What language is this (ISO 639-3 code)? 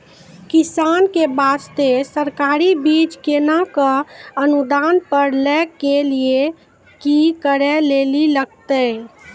mai